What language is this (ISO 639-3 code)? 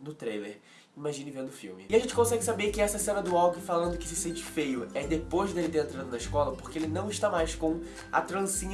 por